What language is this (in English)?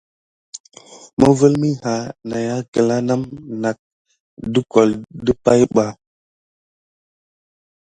Gidar